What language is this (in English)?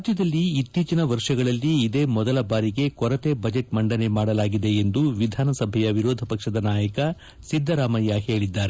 Kannada